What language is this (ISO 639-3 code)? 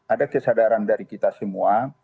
ind